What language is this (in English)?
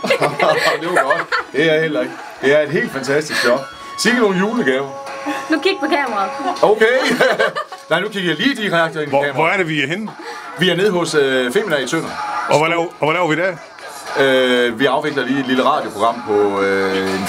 Danish